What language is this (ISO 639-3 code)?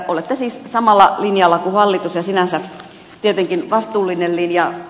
fin